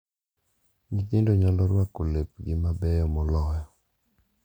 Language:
Luo (Kenya and Tanzania)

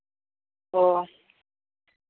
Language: Santali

